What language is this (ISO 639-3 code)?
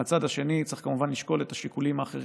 heb